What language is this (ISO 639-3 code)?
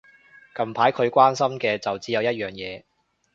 yue